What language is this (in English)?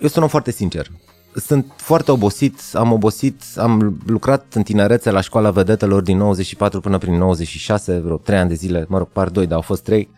Romanian